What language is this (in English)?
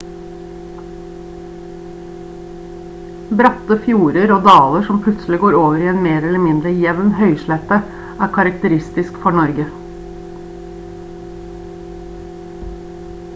Norwegian Bokmål